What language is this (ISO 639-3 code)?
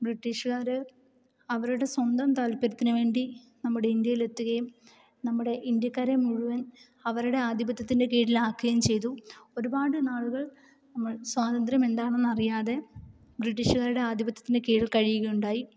mal